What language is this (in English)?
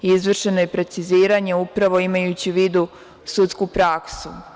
Serbian